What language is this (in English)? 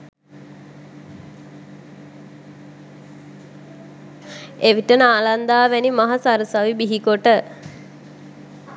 Sinhala